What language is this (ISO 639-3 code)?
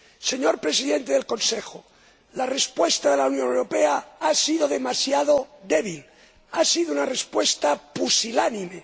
spa